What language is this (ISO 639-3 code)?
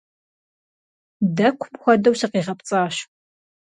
kbd